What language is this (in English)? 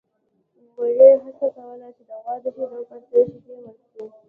Pashto